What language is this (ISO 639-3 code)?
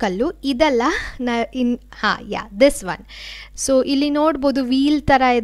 hin